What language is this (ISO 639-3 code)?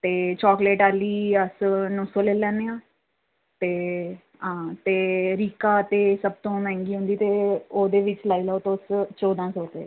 doi